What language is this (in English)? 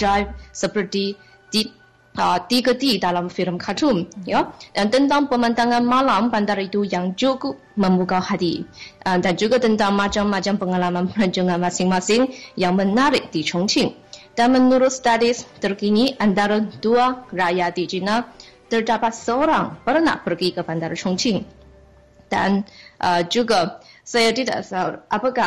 Malay